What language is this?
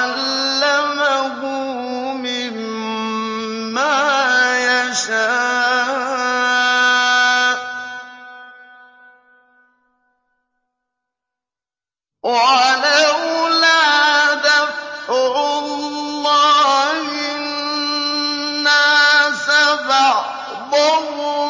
Arabic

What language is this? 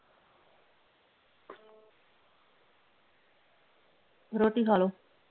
Punjabi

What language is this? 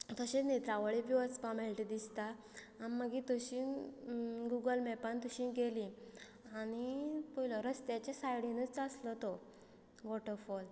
Konkani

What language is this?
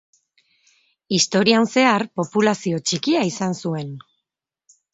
Basque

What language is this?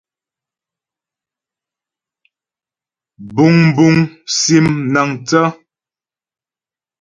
Ghomala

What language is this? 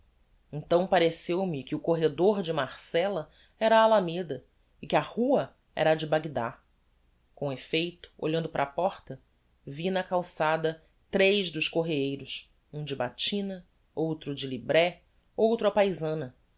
Portuguese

